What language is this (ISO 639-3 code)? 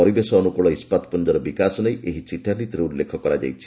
ori